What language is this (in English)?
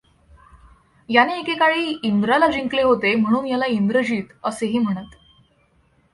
Marathi